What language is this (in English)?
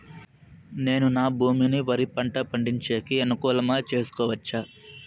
Telugu